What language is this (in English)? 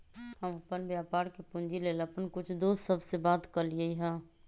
Magahi